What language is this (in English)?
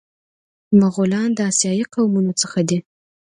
Pashto